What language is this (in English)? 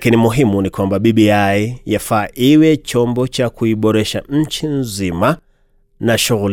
Swahili